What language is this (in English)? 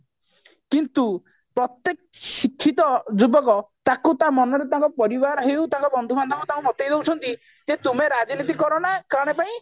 Odia